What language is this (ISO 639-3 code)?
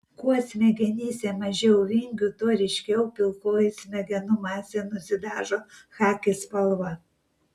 lit